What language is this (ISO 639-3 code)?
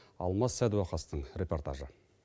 kaz